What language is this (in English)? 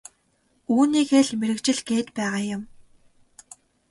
Mongolian